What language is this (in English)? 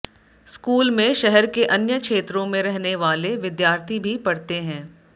Hindi